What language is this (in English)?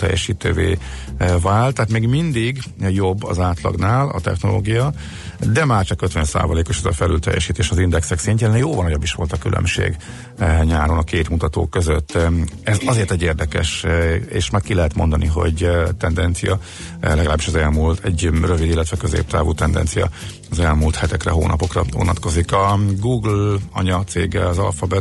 Hungarian